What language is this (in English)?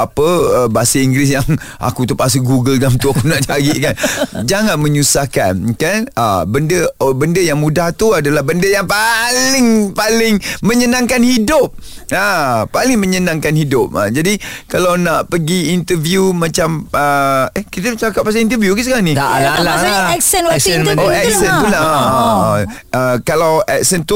Malay